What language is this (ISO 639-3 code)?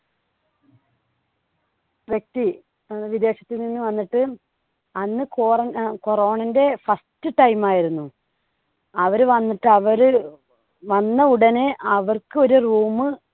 mal